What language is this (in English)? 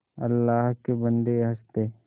Hindi